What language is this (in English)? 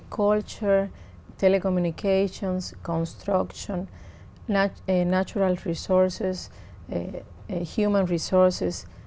Vietnamese